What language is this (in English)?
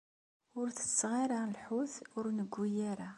Kabyle